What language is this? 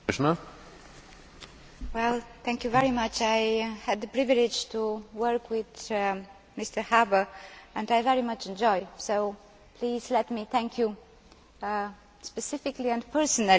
English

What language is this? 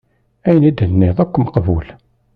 Kabyle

